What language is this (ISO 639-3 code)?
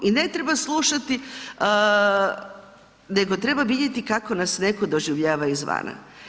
hrv